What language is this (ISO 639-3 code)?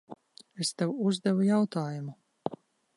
lav